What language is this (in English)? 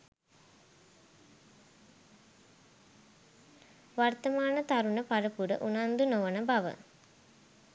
Sinhala